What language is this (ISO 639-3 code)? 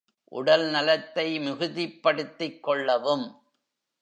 tam